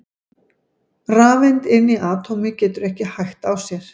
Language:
Icelandic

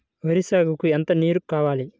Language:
Telugu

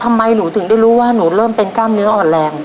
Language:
Thai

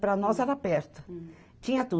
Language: Portuguese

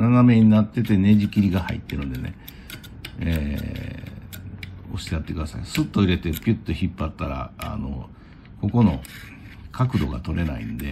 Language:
Japanese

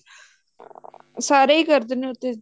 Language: Punjabi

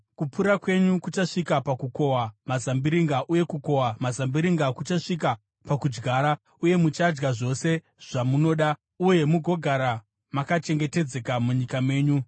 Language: Shona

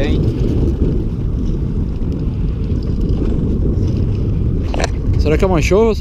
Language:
Portuguese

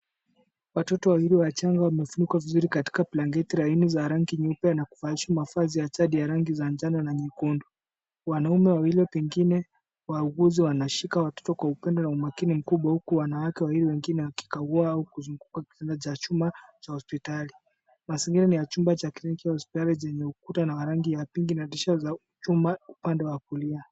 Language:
Swahili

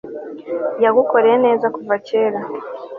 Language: Kinyarwanda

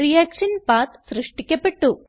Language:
Malayalam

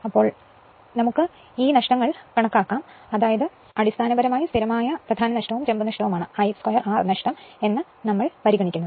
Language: Malayalam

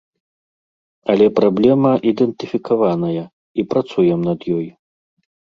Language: Belarusian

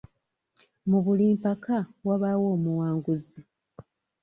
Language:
Ganda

